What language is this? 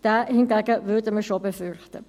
Swiss German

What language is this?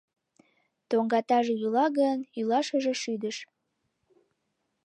Mari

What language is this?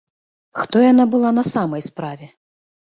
Belarusian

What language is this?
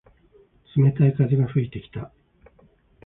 Japanese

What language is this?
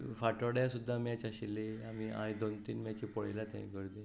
Konkani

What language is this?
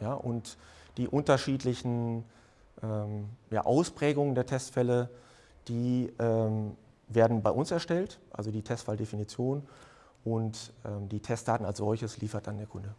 German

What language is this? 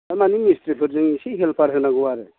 Bodo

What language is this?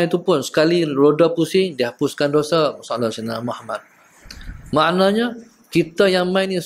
Malay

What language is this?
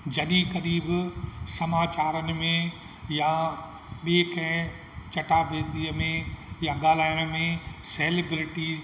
Sindhi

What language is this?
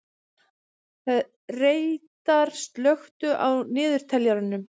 Icelandic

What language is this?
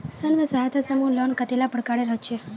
Magahi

